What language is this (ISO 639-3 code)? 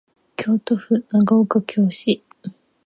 jpn